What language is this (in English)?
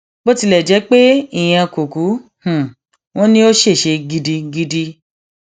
Yoruba